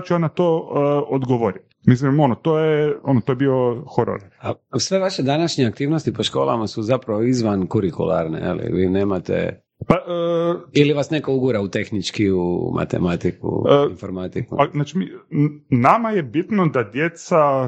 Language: Croatian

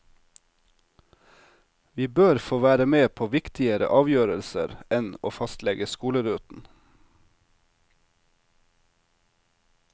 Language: Norwegian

